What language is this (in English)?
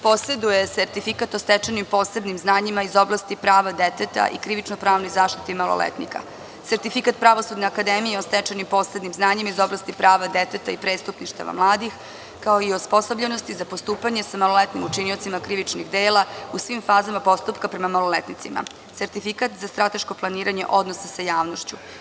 Serbian